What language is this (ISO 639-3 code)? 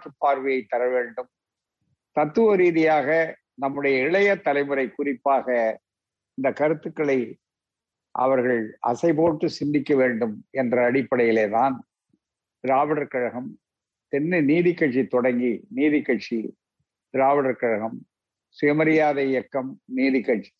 tam